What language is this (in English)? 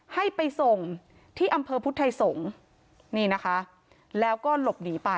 Thai